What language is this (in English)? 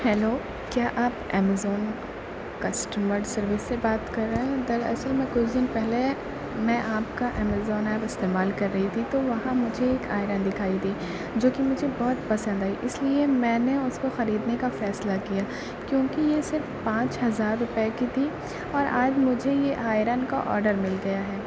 Urdu